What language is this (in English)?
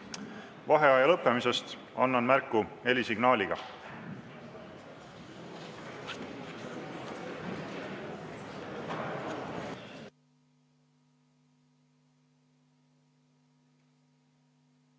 Estonian